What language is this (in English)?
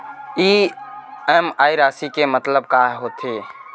Chhattisgarhi